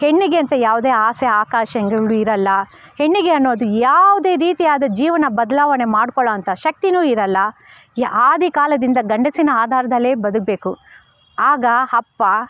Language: Kannada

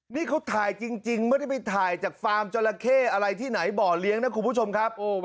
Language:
Thai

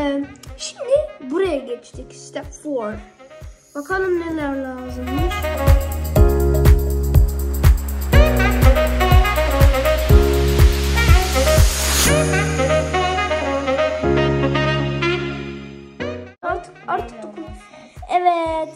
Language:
Turkish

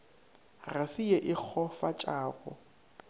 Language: Northern Sotho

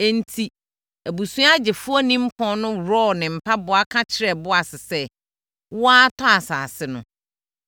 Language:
Akan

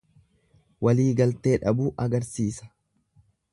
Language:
Oromo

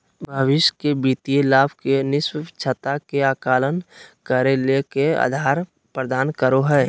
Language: Magahi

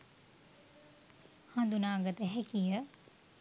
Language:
Sinhala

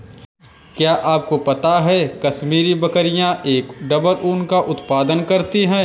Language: Hindi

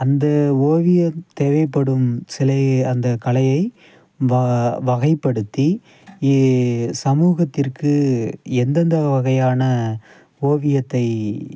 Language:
Tamil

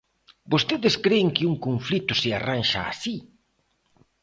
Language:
Galician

